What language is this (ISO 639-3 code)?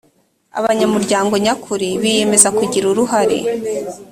kin